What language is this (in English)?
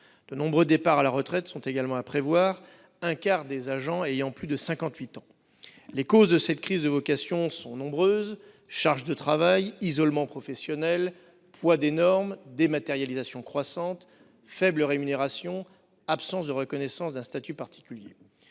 French